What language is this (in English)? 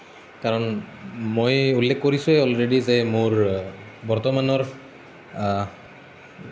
Assamese